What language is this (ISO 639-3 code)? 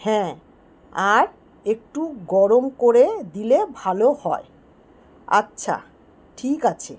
ben